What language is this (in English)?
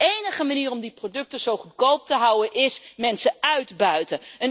Dutch